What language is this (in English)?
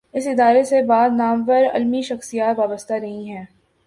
Urdu